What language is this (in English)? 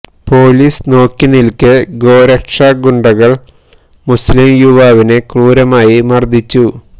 Malayalam